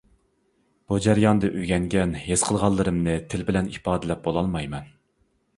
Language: Uyghur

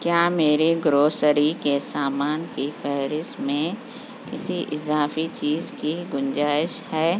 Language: Urdu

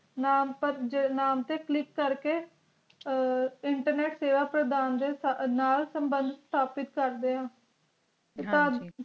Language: Punjabi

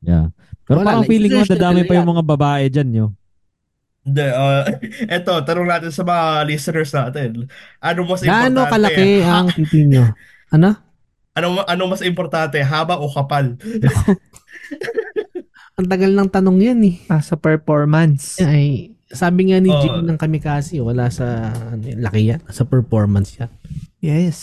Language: Filipino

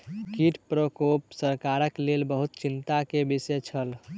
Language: Maithili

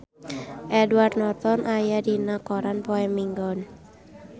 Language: Sundanese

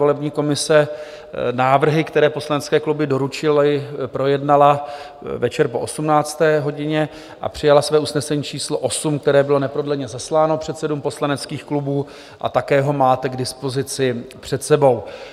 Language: Czech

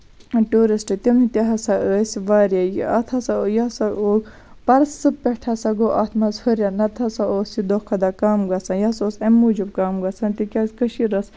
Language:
Kashmiri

